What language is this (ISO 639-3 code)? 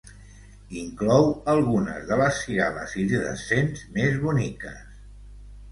cat